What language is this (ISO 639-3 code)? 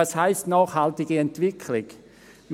gsw